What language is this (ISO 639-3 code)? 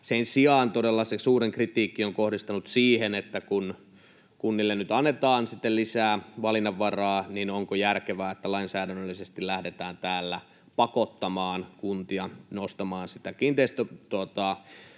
fin